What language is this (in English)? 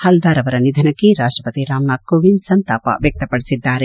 Kannada